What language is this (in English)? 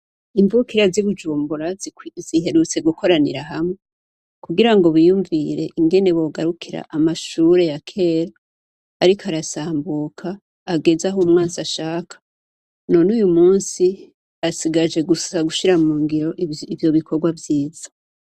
Rundi